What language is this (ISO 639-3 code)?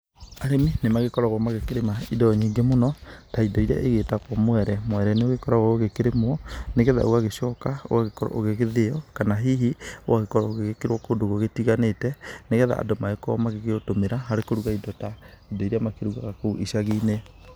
kik